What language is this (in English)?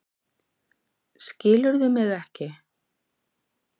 Icelandic